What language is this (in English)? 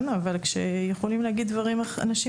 Hebrew